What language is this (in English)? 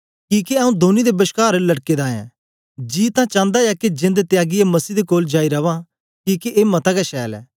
Dogri